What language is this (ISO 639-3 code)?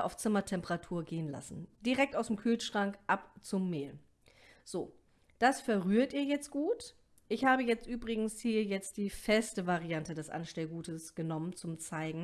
deu